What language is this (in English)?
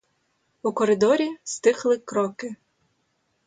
Ukrainian